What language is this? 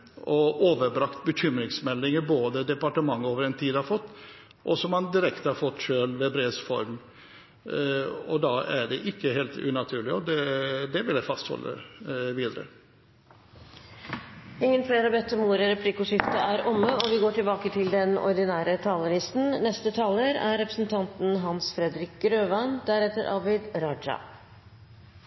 Norwegian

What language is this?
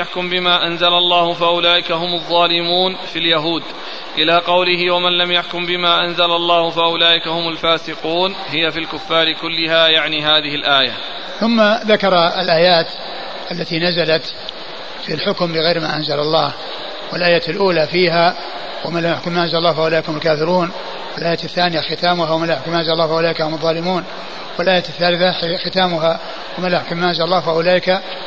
Arabic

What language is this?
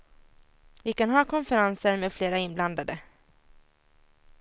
Swedish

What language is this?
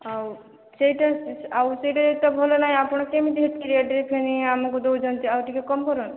Odia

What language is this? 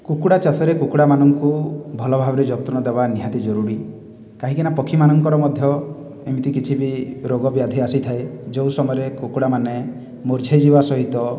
Odia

